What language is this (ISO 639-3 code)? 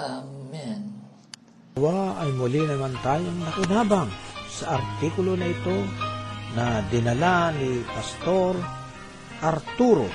fil